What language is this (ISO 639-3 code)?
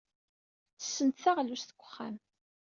kab